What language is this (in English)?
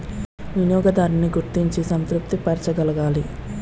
Telugu